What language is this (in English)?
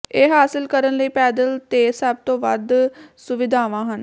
Punjabi